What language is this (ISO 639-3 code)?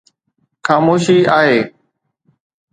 snd